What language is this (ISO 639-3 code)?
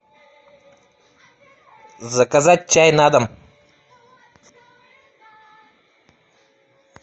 rus